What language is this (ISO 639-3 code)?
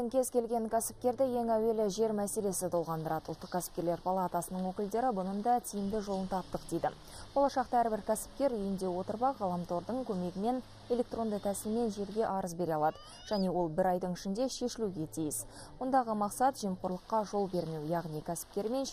rus